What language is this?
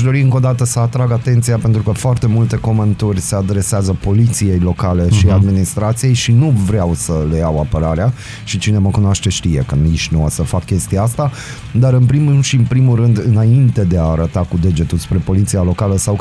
Romanian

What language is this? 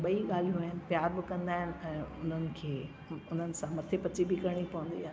Sindhi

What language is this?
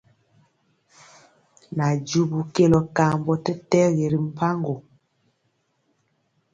Mpiemo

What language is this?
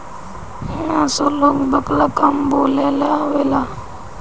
Bhojpuri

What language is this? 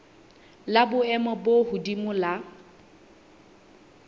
Southern Sotho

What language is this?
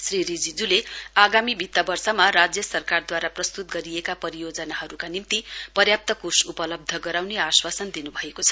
Nepali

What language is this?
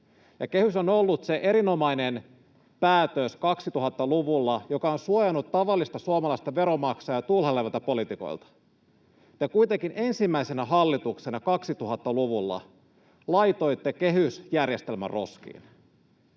Finnish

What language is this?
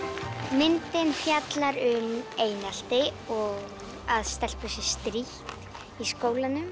Icelandic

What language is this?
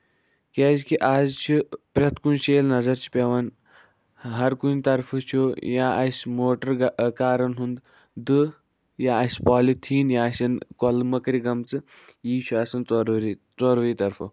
Kashmiri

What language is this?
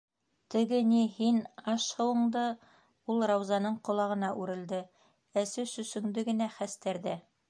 Bashkir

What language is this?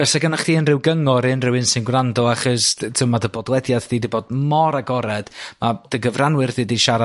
Welsh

